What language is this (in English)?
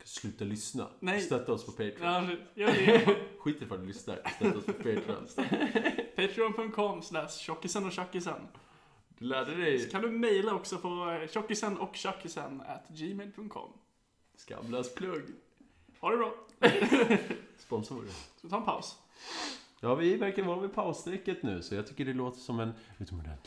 Swedish